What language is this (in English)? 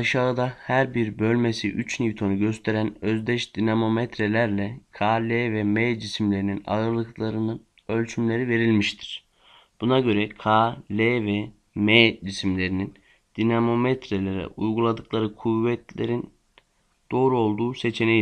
Turkish